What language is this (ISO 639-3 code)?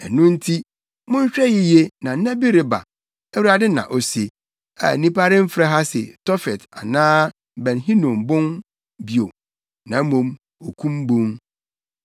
aka